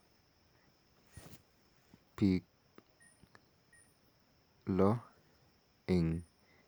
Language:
Kalenjin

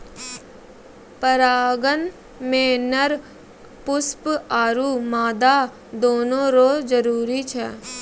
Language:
Maithili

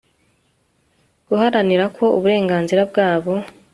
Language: Kinyarwanda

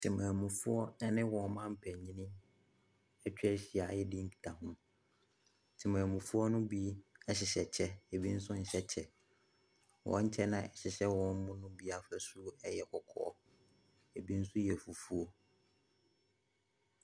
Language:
Akan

